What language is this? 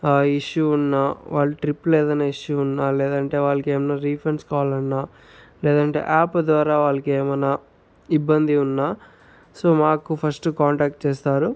Telugu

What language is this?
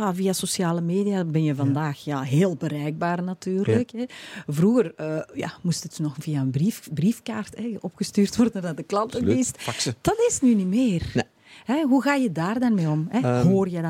Dutch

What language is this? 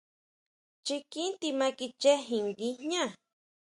Huautla Mazatec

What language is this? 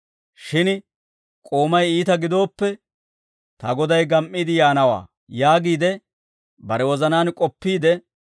Dawro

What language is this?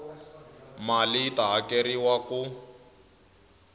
Tsonga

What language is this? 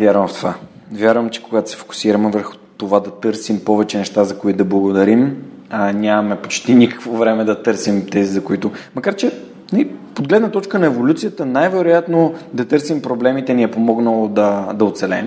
Bulgarian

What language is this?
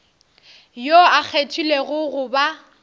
Northern Sotho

